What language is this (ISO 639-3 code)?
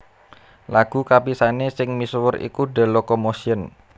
jav